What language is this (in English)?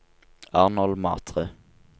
Norwegian